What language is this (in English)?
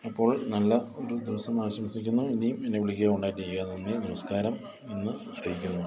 Malayalam